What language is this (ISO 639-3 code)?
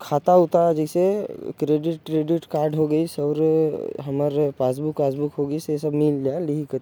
kfp